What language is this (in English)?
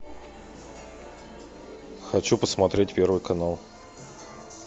Russian